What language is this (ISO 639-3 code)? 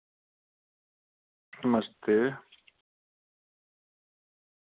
doi